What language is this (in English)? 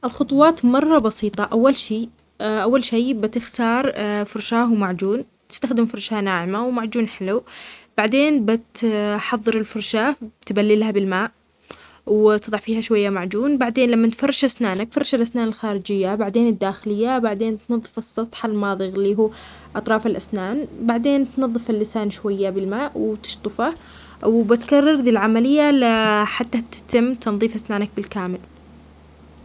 Omani Arabic